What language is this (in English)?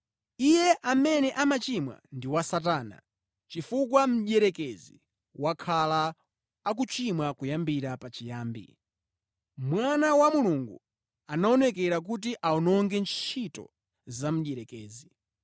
Nyanja